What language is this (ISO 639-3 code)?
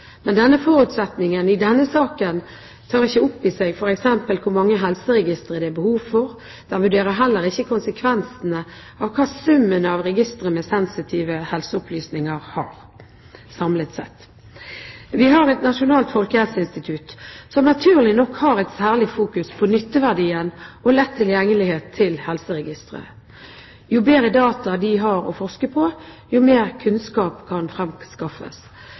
nob